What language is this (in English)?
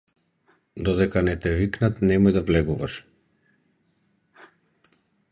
Macedonian